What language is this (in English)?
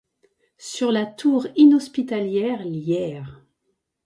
French